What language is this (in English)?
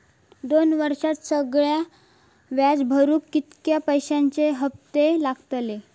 Marathi